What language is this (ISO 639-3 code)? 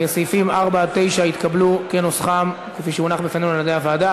heb